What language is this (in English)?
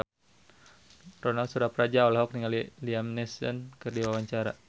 Sundanese